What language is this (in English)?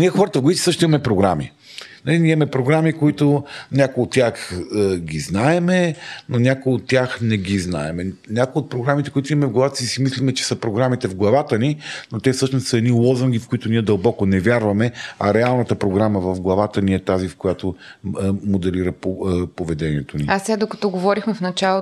Bulgarian